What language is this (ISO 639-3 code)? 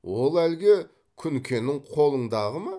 kaz